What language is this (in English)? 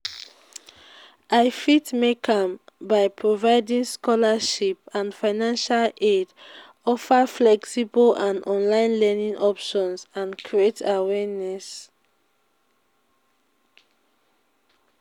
Nigerian Pidgin